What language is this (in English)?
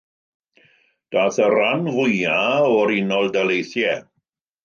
Welsh